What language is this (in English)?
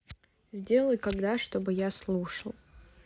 Russian